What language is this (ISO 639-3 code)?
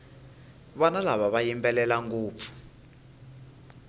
tso